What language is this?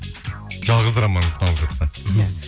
Kazakh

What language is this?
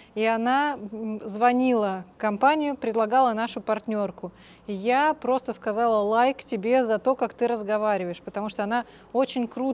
Russian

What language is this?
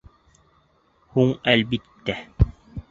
Bashkir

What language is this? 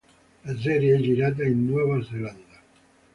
Italian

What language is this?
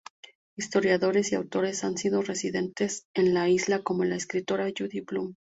Spanish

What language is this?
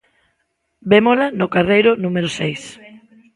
Galician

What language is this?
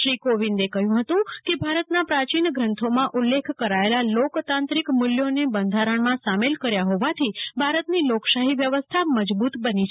Gujarati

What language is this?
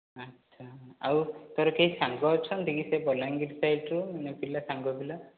Odia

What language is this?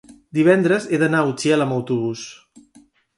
Catalan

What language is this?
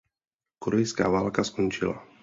Czech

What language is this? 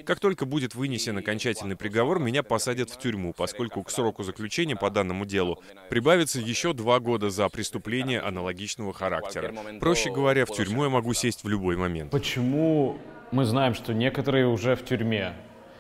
Russian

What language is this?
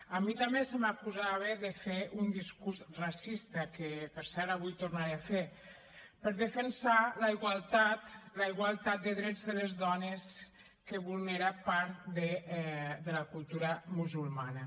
Catalan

